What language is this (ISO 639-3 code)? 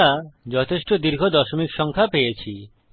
ben